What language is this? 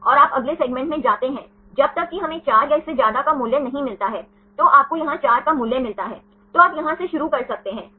Hindi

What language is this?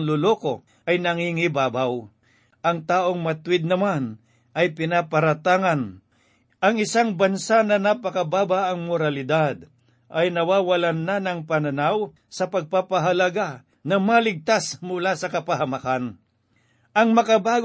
Filipino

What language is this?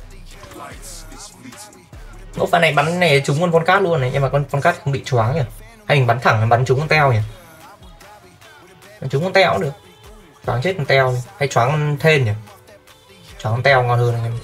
Vietnamese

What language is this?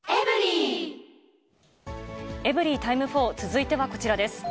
Japanese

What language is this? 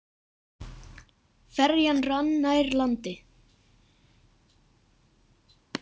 Icelandic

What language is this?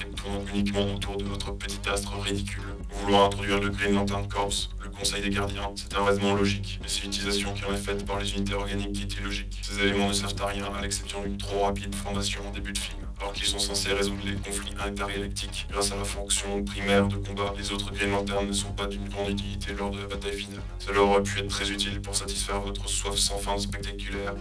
French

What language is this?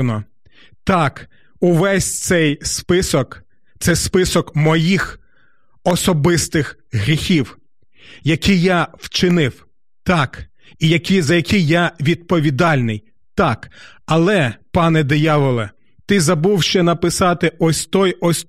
Ukrainian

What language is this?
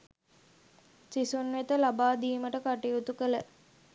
Sinhala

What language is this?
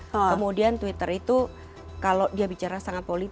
Indonesian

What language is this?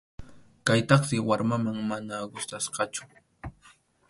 Arequipa-La Unión Quechua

